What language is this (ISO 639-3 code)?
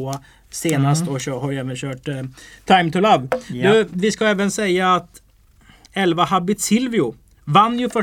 swe